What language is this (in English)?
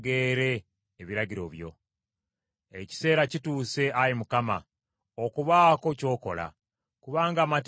Ganda